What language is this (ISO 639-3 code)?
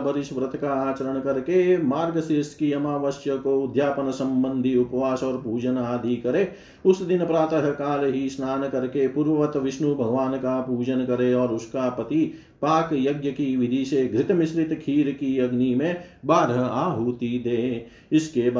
hin